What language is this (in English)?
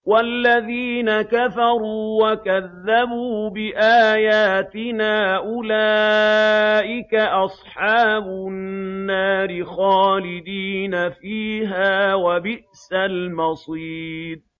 Arabic